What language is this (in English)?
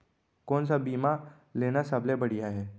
Chhattisgarhi